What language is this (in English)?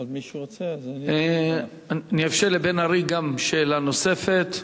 Hebrew